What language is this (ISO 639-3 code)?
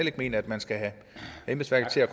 dan